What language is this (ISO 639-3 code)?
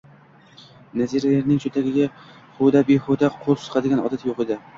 uzb